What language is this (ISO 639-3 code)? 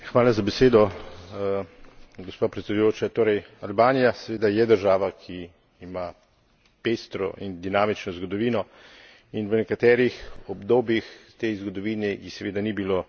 slv